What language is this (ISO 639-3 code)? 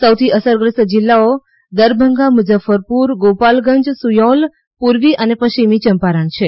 guj